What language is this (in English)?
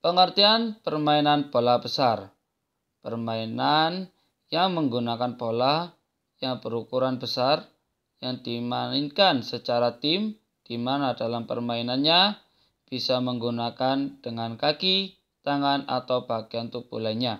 Indonesian